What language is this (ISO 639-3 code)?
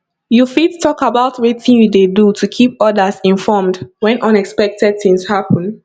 pcm